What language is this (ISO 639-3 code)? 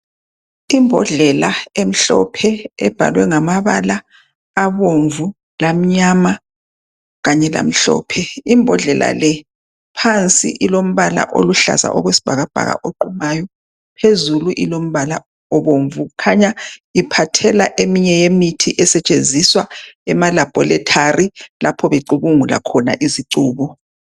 nde